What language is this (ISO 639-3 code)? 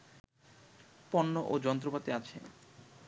ben